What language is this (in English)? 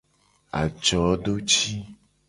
Gen